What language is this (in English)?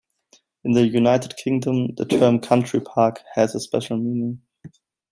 English